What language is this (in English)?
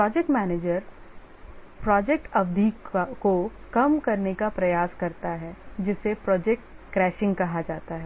Hindi